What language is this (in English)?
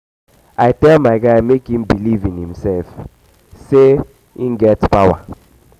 Nigerian Pidgin